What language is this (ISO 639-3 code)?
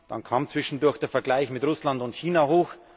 deu